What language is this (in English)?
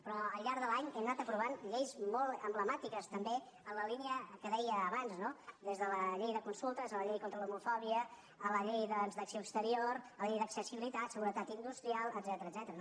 Catalan